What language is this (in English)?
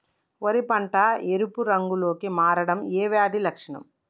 Telugu